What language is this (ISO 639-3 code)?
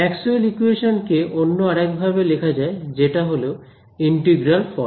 ben